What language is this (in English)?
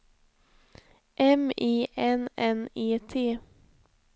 Swedish